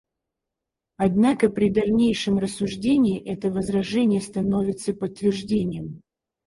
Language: Russian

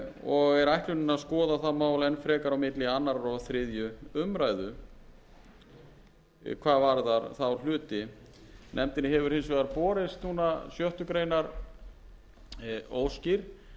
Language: Icelandic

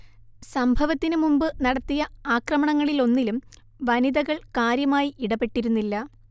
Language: Malayalam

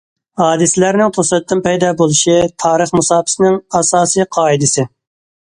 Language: Uyghur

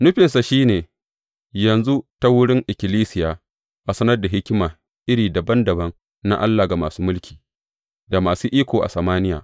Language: Hausa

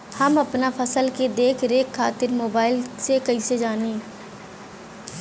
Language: Bhojpuri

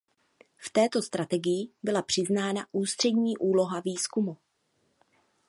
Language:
Czech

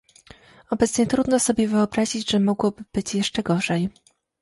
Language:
Polish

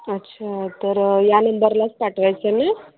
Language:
Marathi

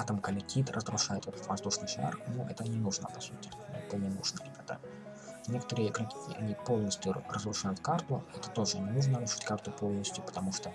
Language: Russian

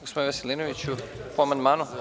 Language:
Serbian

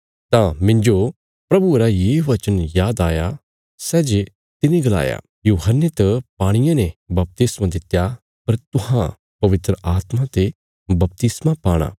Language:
Bilaspuri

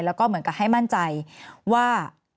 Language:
Thai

